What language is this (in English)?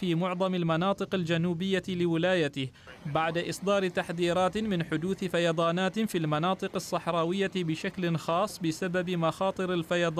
Arabic